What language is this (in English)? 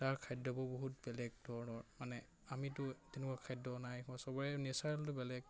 Assamese